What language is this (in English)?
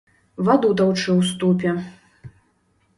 Belarusian